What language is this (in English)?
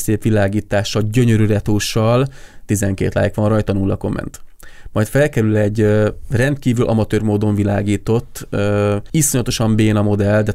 Hungarian